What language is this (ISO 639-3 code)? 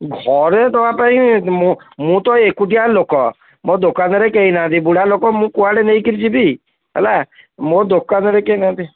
ori